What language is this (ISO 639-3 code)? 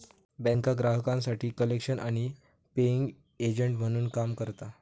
mar